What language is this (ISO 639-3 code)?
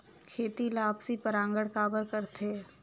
hne